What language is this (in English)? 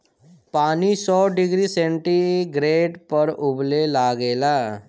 Bhojpuri